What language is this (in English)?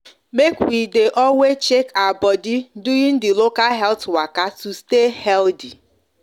Nigerian Pidgin